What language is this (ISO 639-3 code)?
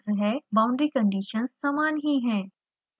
hin